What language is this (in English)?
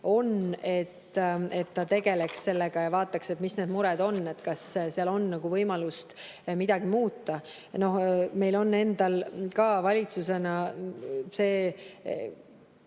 Estonian